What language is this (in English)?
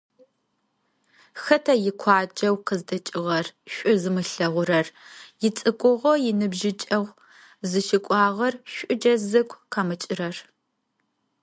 Adyghe